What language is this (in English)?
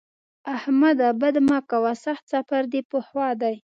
Pashto